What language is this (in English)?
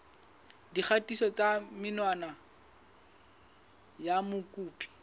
Southern Sotho